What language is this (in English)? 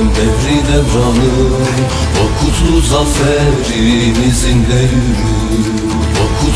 Turkish